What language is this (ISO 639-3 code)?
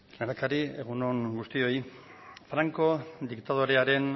eus